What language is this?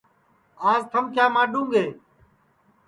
Sansi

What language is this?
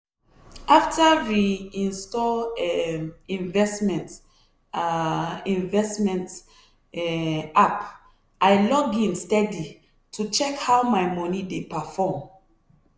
Nigerian Pidgin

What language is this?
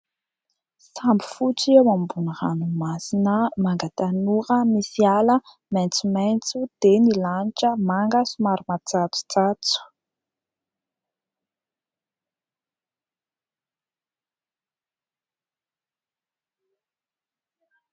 Malagasy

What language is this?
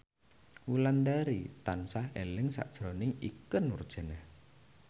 Javanese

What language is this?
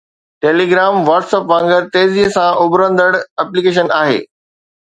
Sindhi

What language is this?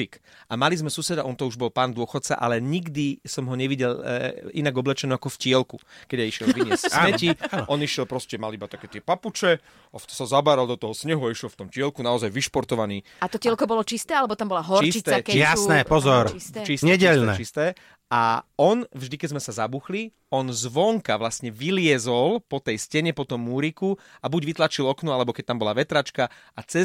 Slovak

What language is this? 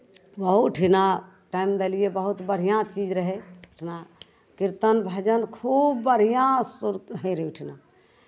Maithili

